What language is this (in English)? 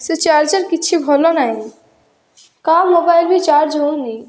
Odia